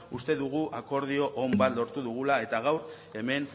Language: Basque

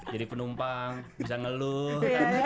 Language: Indonesian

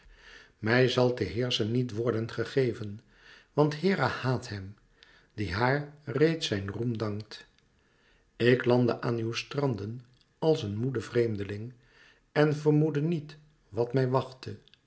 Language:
Dutch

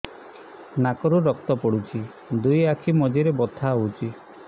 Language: Odia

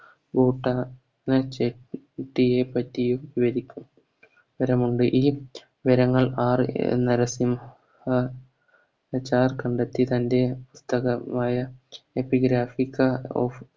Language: Malayalam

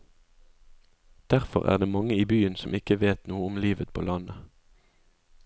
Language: Norwegian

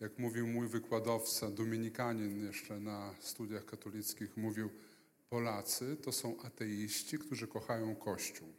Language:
Polish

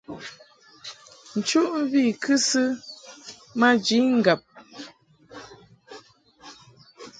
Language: Mungaka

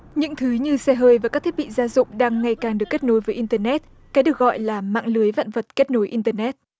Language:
Vietnamese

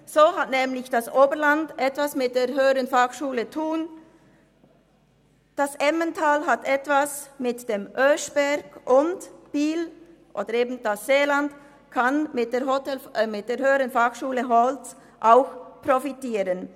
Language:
Swiss German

